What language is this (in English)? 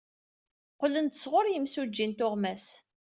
Kabyle